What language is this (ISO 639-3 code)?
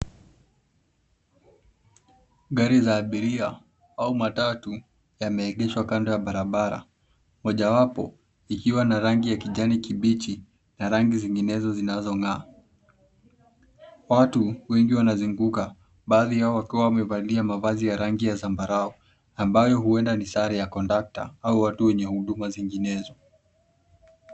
swa